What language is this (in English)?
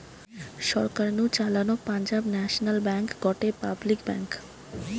Bangla